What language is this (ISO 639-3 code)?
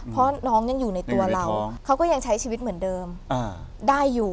tha